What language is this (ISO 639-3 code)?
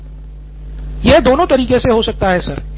hin